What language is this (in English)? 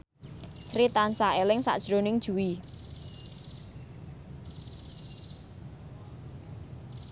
Javanese